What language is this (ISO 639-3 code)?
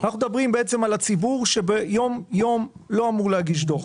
heb